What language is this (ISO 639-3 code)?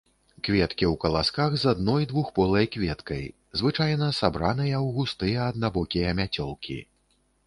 bel